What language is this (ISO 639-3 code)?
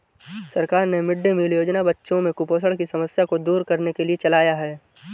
hin